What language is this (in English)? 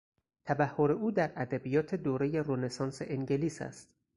Persian